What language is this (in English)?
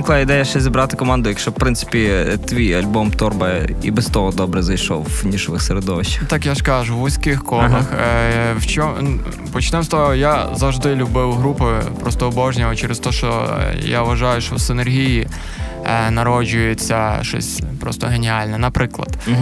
Ukrainian